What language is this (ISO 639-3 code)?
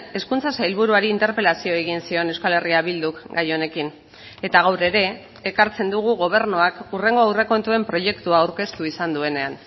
eus